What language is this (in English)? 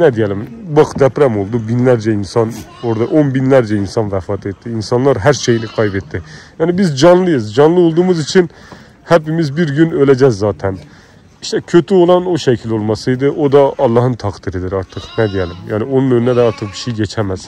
Turkish